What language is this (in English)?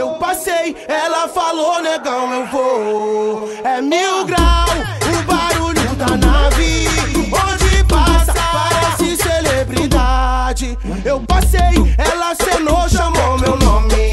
Vietnamese